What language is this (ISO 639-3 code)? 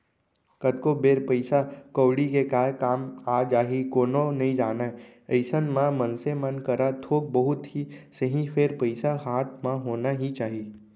hne